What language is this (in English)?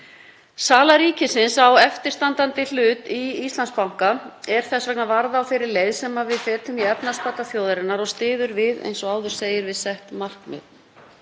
Icelandic